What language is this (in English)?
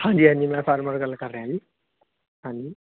Punjabi